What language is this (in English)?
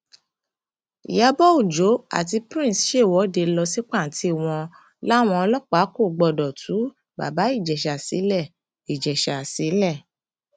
Yoruba